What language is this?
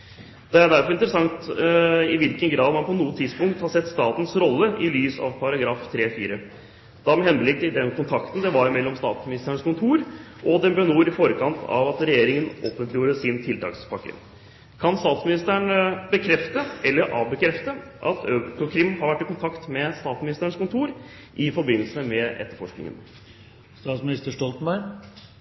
Norwegian Bokmål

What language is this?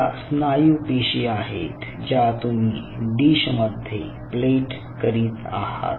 Marathi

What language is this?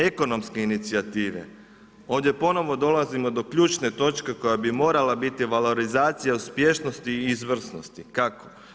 Croatian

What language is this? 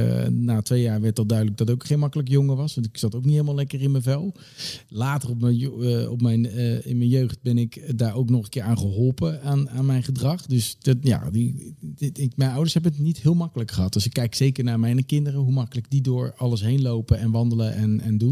Dutch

